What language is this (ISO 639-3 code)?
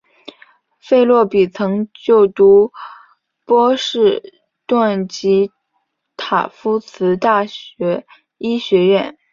zho